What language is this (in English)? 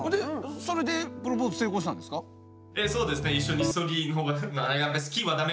Japanese